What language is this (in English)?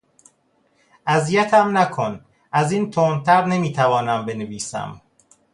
Persian